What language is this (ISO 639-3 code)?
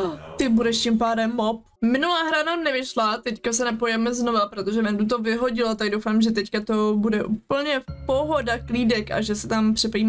ces